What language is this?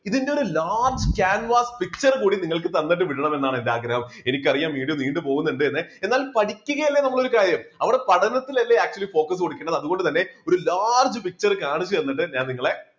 Malayalam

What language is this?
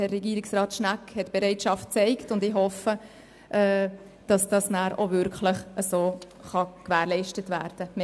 Swiss German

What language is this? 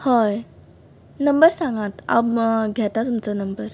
Konkani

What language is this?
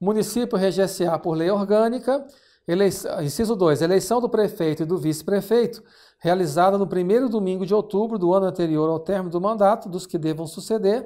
Portuguese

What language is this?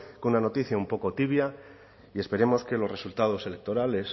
Spanish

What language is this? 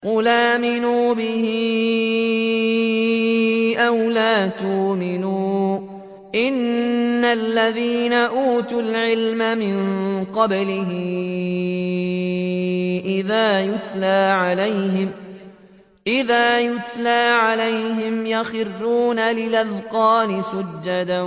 Arabic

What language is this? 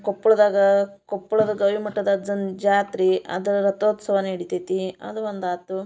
Kannada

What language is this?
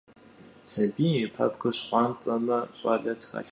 Kabardian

